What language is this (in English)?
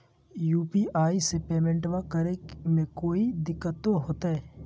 Magahi